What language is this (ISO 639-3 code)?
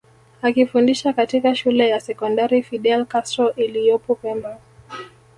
swa